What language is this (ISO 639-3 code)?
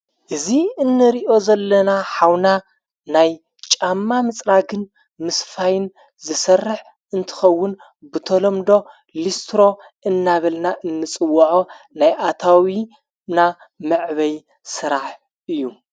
tir